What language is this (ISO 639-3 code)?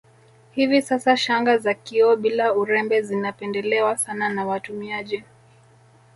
swa